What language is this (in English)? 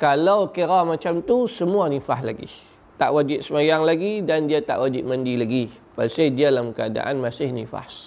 Malay